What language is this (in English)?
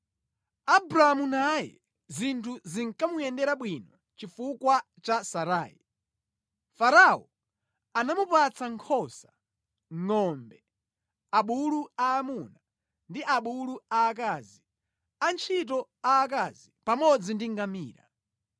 Nyanja